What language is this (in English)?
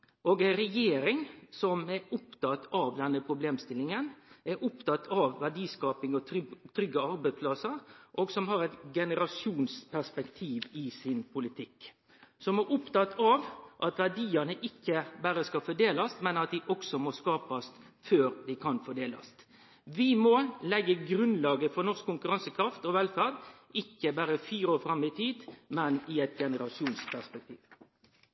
Norwegian Nynorsk